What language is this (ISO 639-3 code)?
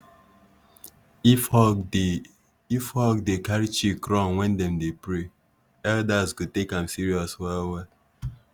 pcm